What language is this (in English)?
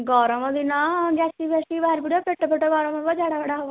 Odia